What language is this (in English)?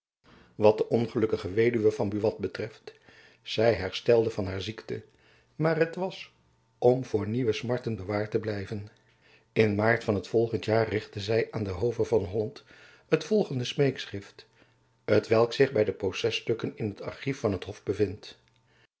Dutch